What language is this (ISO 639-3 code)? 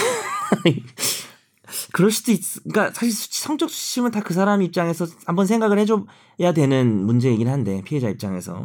kor